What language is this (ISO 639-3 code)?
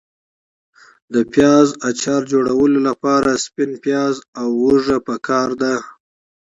pus